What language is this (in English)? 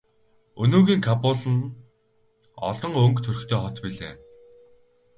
Mongolian